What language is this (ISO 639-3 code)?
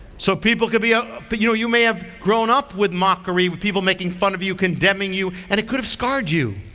eng